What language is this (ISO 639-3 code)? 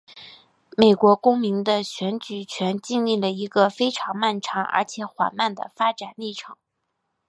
zho